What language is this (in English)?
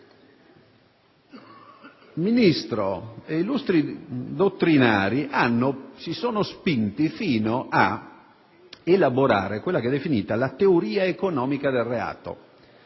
Italian